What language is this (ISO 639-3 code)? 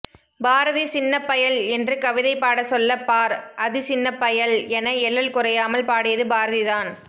tam